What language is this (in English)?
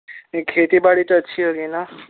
Urdu